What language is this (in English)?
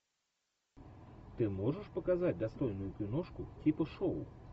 Russian